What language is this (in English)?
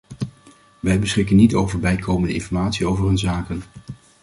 Dutch